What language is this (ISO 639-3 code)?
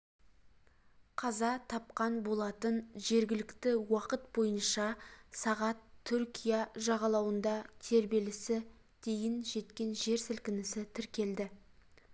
kaz